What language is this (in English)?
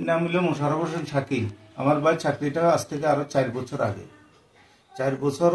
Romanian